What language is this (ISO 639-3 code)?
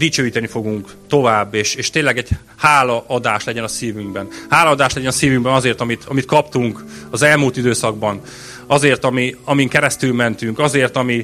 hun